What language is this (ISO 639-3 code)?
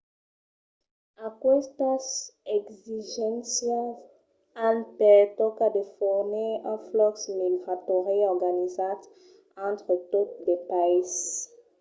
oci